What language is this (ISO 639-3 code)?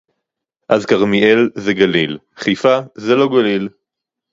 heb